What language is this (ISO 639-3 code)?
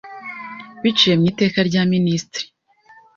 kin